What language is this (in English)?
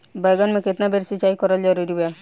Bhojpuri